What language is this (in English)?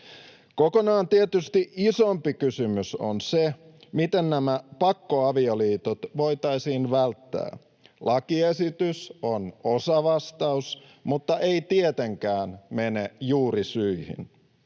Finnish